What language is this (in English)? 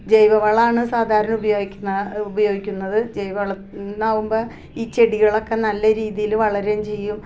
Malayalam